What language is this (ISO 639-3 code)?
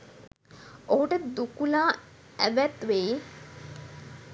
sin